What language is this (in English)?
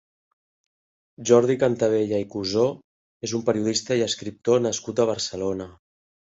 Catalan